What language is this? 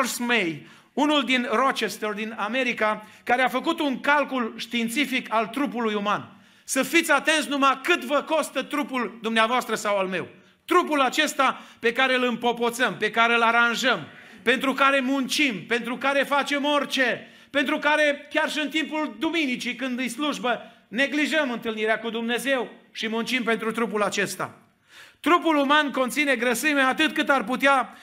Romanian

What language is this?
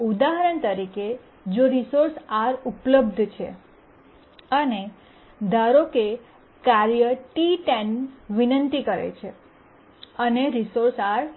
Gujarati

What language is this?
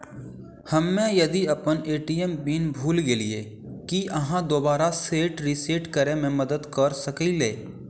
Maithili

